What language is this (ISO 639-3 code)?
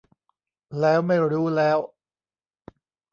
tha